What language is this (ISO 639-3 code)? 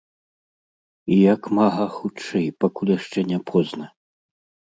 bel